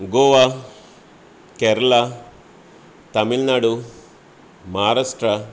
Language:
Konkani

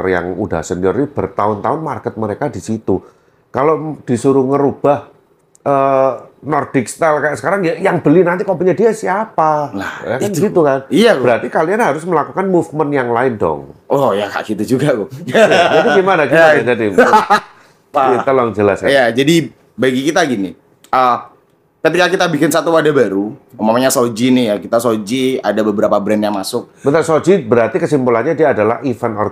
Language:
Indonesian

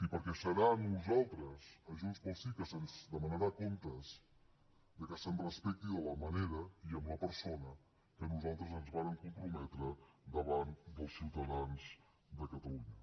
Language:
Catalan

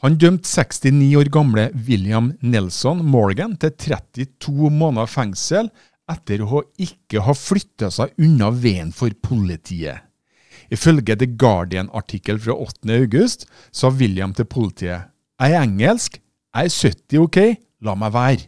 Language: Norwegian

